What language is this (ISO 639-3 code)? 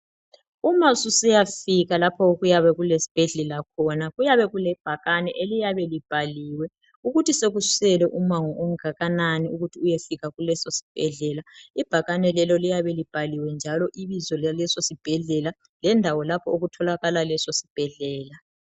nde